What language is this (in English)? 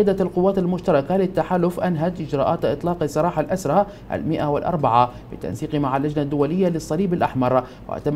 Arabic